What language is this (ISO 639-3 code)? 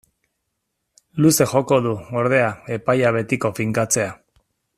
eus